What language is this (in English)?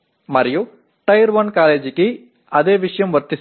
Telugu